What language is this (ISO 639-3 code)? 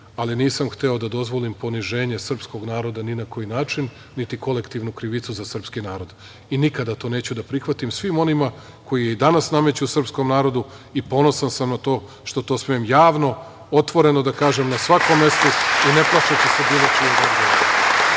srp